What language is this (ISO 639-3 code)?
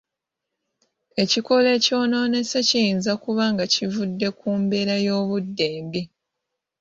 lug